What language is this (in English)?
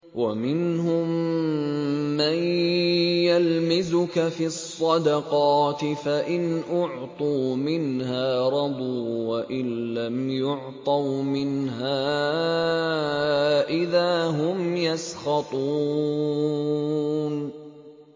Arabic